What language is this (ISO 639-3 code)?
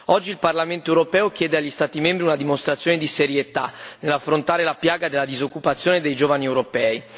ita